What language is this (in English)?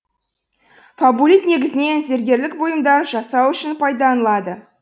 Kazakh